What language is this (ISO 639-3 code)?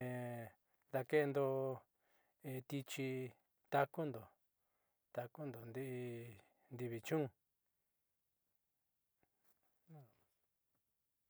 mxy